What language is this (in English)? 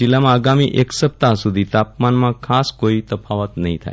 Gujarati